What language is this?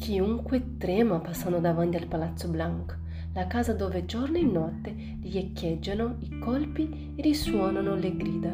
Italian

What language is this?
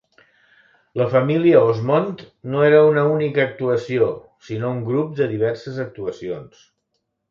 Catalan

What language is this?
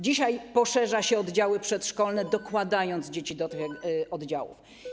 Polish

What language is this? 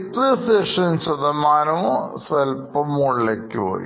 Malayalam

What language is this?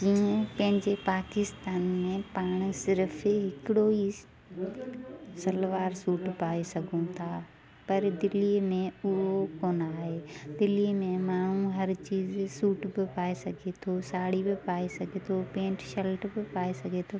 Sindhi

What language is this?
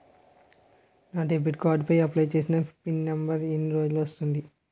Telugu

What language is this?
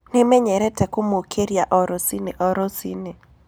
Kikuyu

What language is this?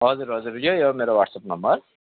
Nepali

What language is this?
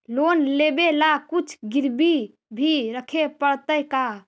Magahi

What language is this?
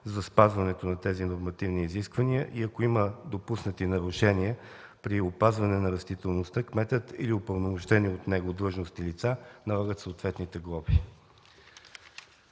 Bulgarian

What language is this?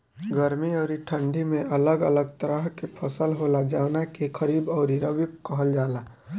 Bhojpuri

